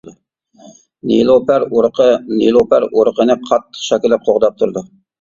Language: Uyghur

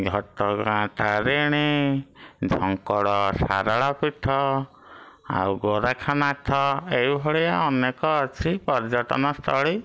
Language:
Odia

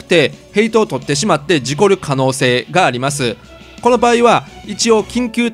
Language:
Japanese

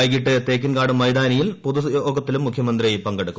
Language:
Malayalam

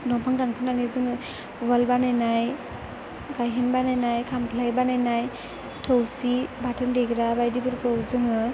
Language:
Bodo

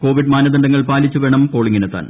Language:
Malayalam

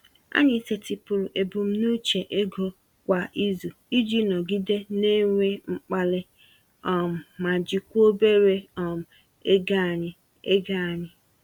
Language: Igbo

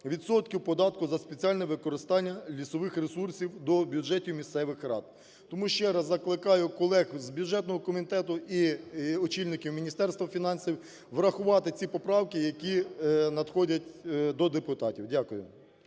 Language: Ukrainian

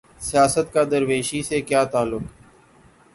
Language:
Urdu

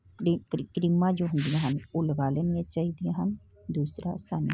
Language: Punjabi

